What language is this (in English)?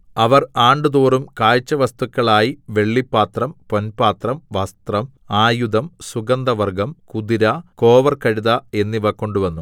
Malayalam